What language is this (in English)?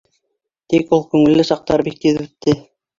Bashkir